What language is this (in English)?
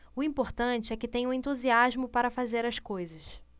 Portuguese